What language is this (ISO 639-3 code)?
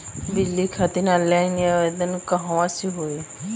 bho